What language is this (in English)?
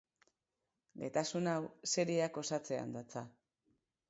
Basque